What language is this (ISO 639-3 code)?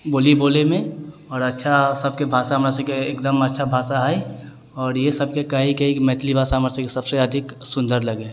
mai